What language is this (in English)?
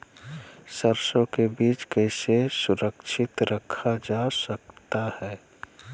Magahi